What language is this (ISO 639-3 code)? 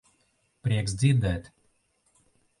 lav